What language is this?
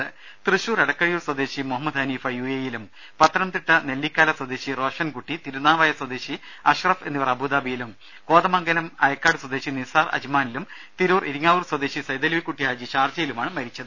Malayalam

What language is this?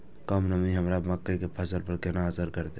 Maithili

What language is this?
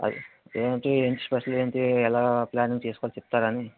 Telugu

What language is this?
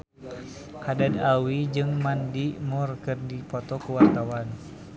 Sundanese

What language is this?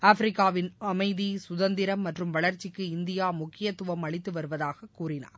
Tamil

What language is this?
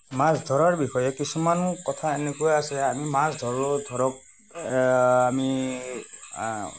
Assamese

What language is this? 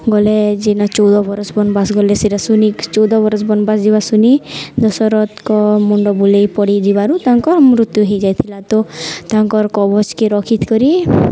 Odia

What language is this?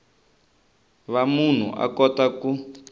Tsonga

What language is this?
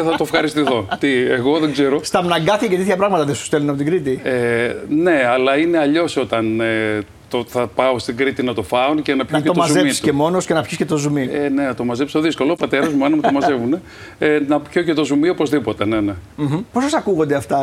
Greek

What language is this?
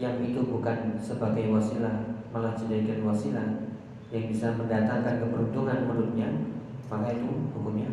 Indonesian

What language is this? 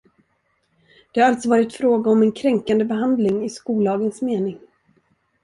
Swedish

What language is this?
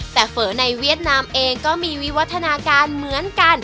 Thai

